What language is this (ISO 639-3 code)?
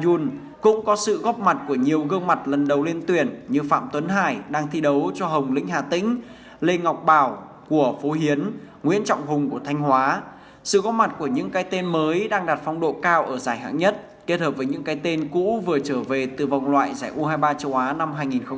vie